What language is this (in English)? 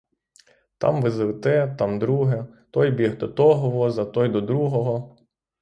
Ukrainian